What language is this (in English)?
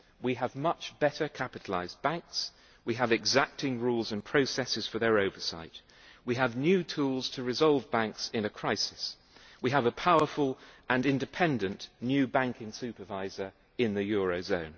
English